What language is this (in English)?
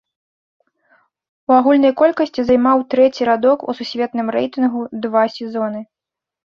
Belarusian